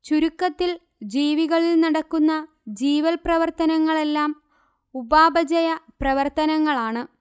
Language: Malayalam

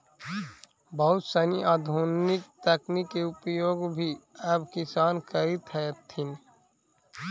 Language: Magahi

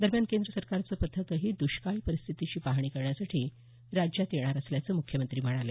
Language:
Marathi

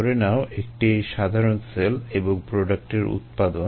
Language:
Bangla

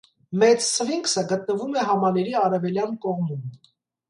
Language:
Armenian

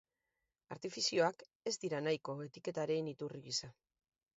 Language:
Basque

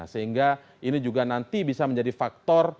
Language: Indonesian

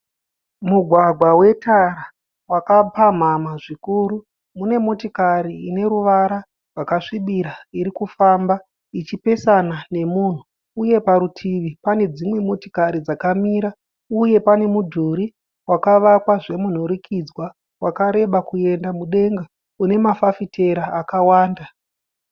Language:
Shona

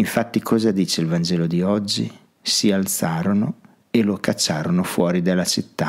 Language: Italian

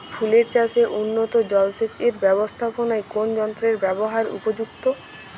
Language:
Bangla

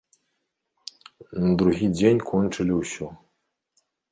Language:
Belarusian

